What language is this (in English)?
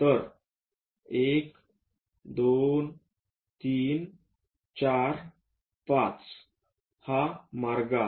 Marathi